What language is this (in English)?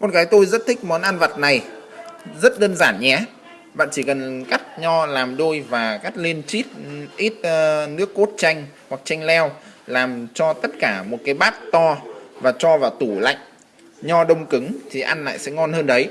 Vietnamese